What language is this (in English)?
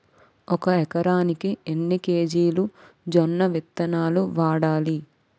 Telugu